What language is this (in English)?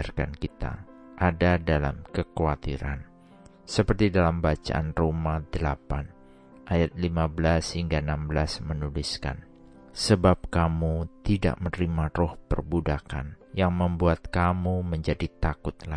Indonesian